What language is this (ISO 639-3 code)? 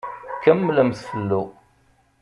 kab